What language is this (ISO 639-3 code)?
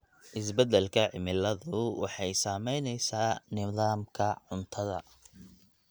som